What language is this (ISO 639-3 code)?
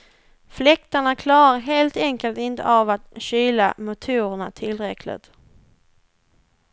swe